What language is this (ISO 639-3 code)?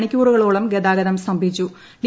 mal